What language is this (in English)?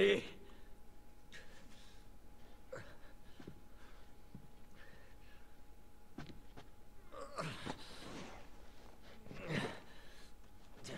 French